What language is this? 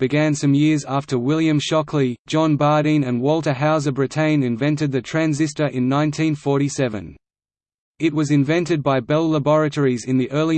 English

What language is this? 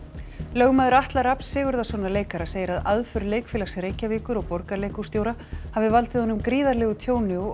Icelandic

